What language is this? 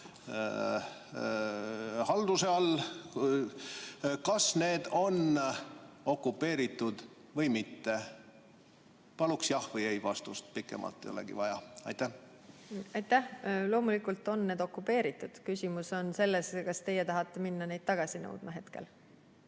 Estonian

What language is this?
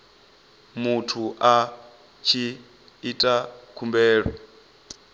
Venda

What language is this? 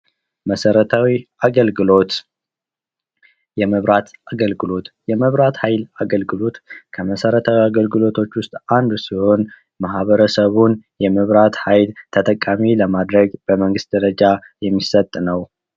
Amharic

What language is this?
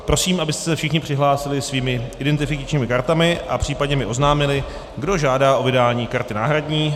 Czech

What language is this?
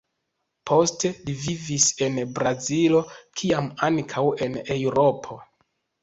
Esperanto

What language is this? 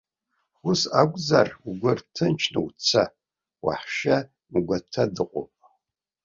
Abkhazian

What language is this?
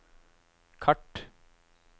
Norwegian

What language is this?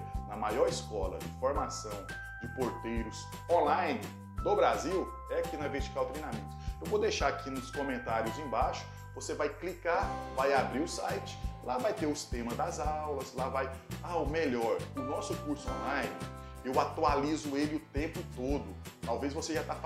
Portuguese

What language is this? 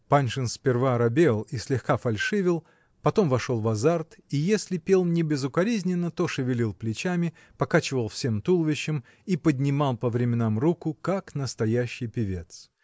Russian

